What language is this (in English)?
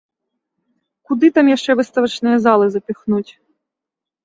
Belarusian